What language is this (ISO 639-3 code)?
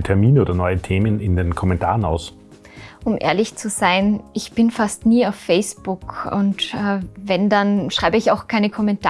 deu